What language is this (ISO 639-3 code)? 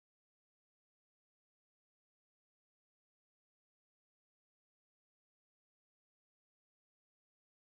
por